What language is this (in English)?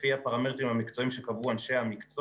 Hebrew